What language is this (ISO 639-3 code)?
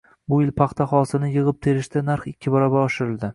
uzb